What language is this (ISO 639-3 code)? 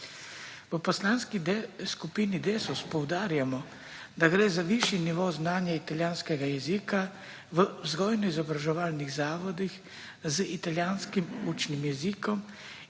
slv